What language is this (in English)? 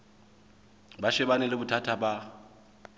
Southern Sotho